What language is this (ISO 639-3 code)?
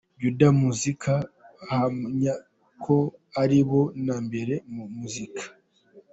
kin